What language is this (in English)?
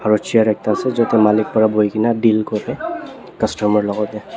Naga Pidgin